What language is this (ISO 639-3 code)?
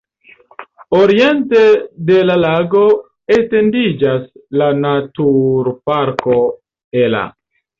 epo